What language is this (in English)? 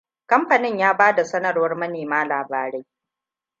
Hausa